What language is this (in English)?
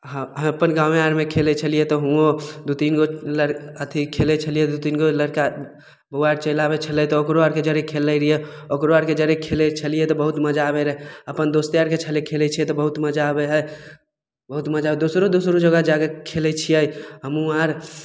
Maithili